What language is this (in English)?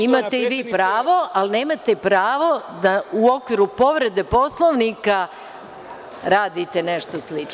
Serbian